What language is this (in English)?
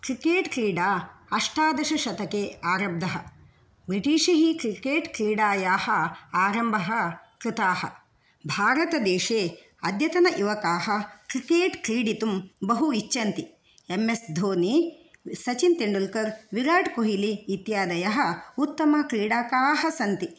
Sanskrit